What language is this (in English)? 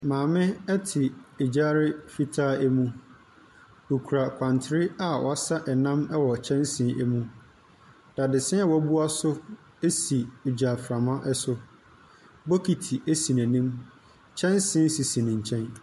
Akan